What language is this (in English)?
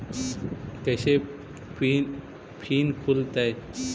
Magahi